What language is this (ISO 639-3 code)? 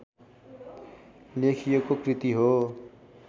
nep